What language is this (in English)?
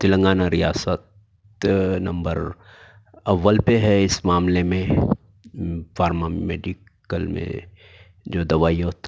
Urdu